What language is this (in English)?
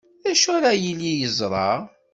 Kabyle